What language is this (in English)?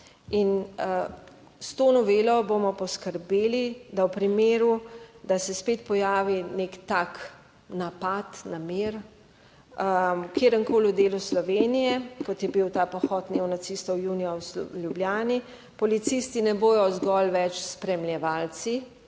Slovenian